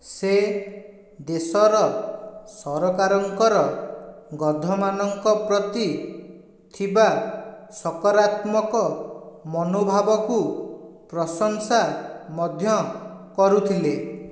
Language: Odia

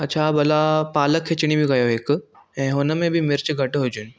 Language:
Sindhi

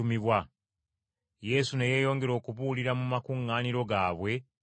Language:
Ganda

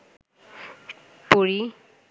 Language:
Bangla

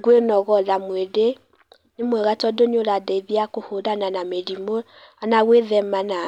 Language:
Kikuyu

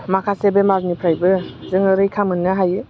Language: Bodo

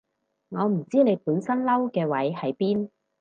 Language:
Cantonese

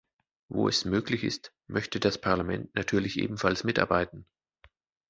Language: German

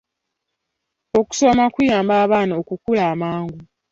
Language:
Ganda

